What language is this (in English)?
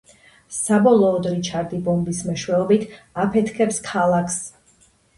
Georgian